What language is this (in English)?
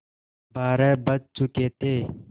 Hindi